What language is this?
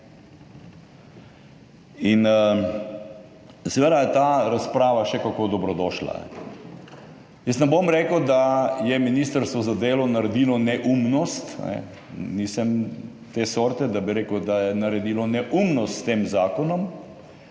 Slovenian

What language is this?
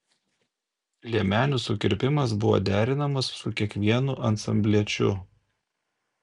Lithuanian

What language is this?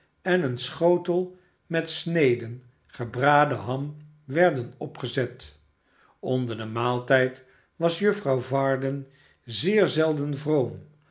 Dutch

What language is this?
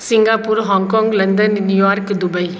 Maithili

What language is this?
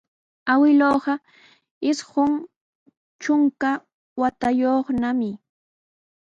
Sihuas Ancash Quechua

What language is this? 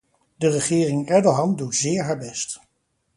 Dutch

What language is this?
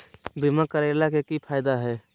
Magahi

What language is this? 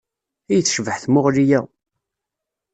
Kabyle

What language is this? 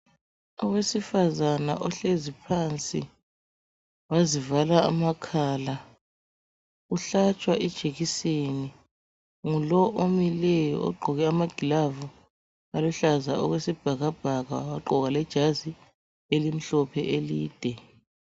North Ndebele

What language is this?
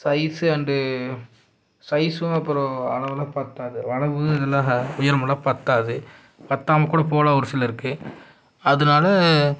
Tamil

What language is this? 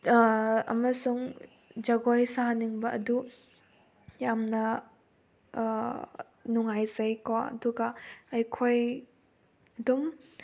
Manipuri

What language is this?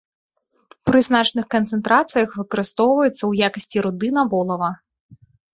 Belarusian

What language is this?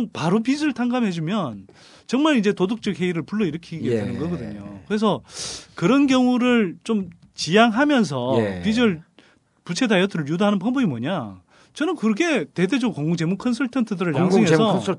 Korean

